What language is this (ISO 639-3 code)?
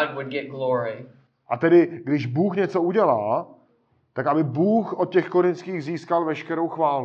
ces